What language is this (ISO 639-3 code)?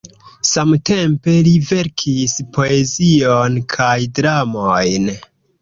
epo